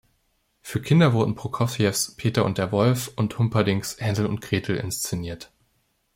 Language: German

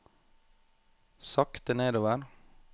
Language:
Norwegian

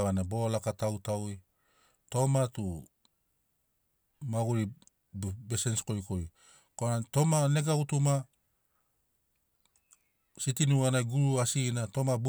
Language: Sinaugoro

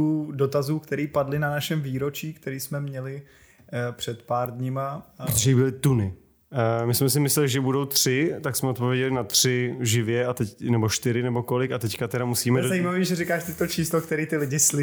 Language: Czech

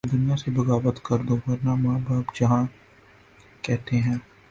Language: Urdu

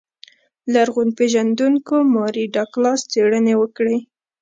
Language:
Pashto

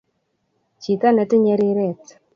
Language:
Kalenjin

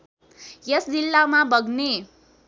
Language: Nepali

